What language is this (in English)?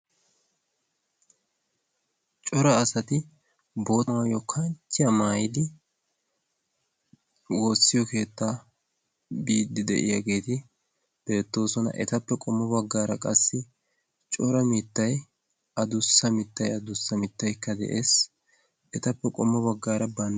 Wolaytta